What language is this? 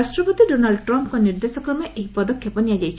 Odia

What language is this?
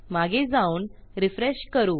Marathi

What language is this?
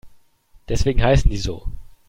German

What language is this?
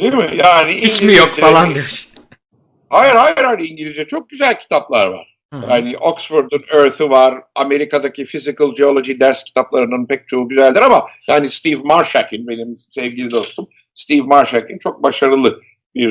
Turkish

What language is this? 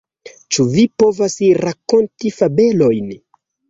Esperanto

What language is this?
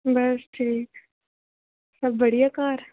Dogri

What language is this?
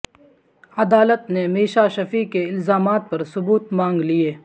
Urdu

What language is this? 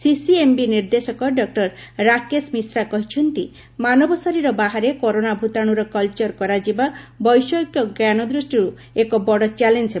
Odia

